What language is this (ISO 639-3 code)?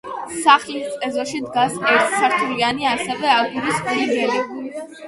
kat